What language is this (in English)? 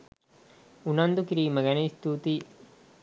Sinhala